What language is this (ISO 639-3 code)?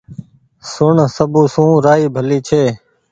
gig